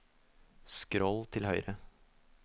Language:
Norwegian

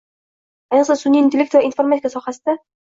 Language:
Uzbek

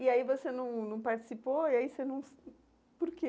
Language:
Portuguese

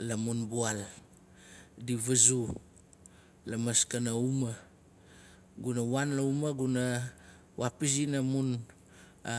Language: Nalik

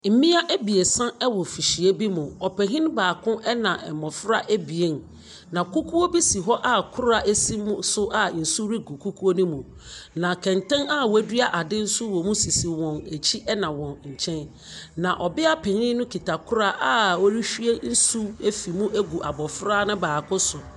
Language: Akan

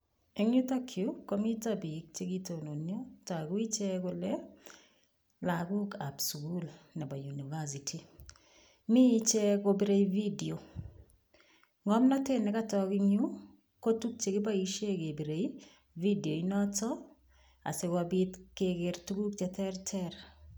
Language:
Kalenjin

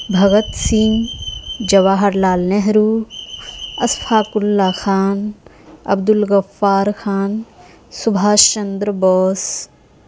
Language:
Urdu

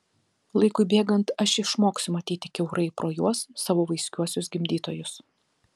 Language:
Lithuanian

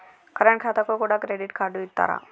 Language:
Telugu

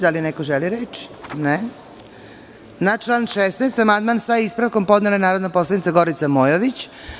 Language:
Serbian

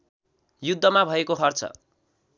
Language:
Nepali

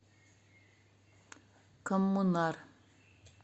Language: Russian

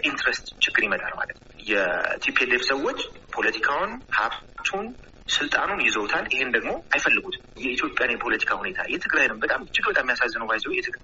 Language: Amharic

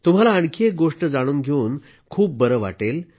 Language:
Marathi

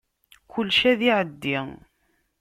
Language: Kabyle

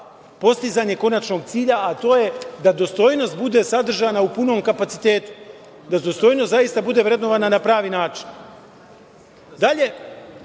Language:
Serbian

